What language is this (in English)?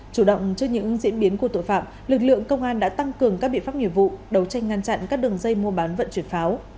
Vietnamese